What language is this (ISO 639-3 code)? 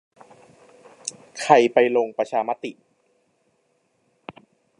tha